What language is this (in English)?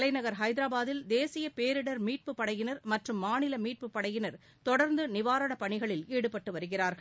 Tamil